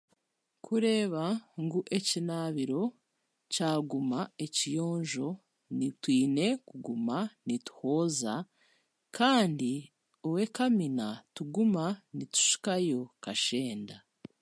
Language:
Chiga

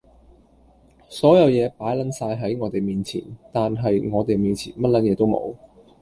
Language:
Cantonese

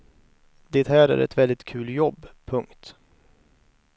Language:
Swedish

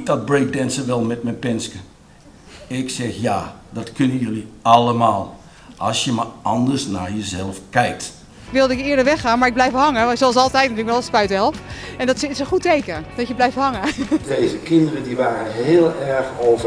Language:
Dutch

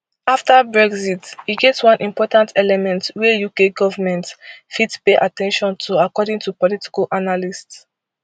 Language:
Nigerian Pidgin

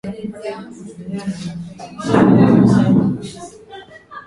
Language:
Swahili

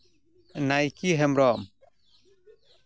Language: Santali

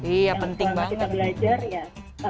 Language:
Indonesian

